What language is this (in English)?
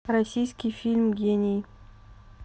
Russian